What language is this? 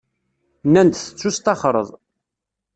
Kabyle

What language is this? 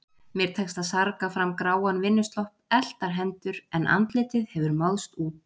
Icelandic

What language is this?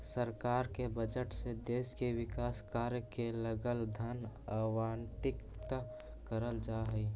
Magahi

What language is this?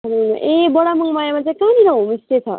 Nepali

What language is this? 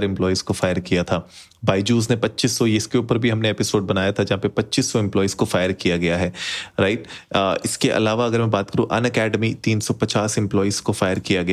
Hindi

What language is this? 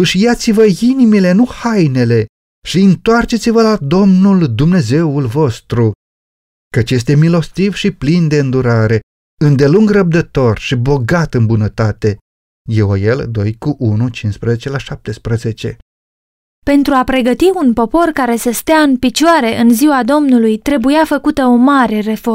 Romanian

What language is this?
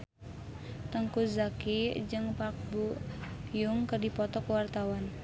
Sundanese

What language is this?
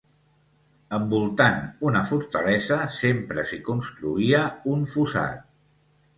Catalan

